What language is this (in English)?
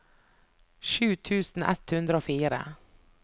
Norwegian